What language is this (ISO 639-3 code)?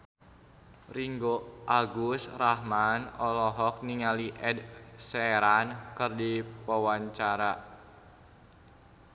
sun